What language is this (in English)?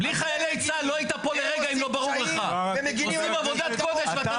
Hebrew